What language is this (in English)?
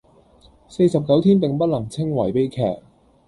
Cantonese